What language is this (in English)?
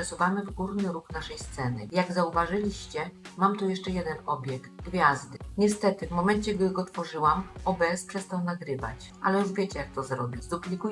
Polish